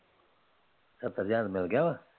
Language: Punjabi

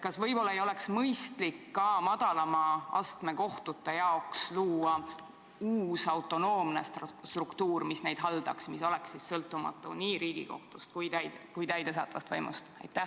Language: Estonian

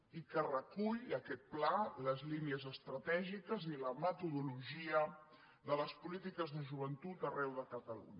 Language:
Catalan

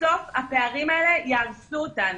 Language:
Hebrew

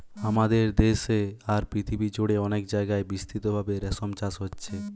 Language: Bangla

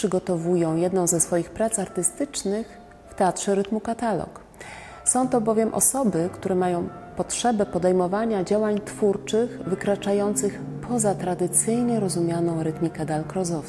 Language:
Polish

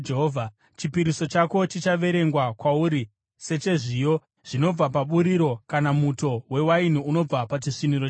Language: Shona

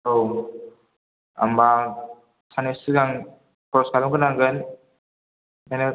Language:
Bodo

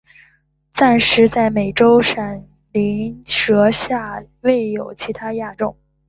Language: Chinese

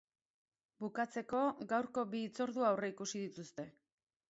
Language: Basque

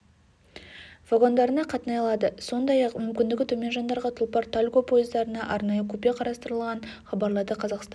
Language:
Kazakh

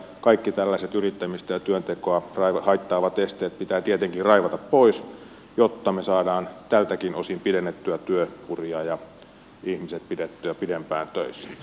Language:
Finnish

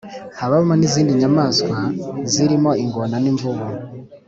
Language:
Kinyarwanda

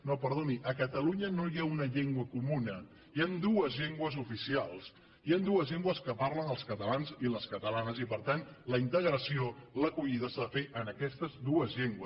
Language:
Catalan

